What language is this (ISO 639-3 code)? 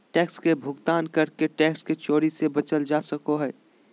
mag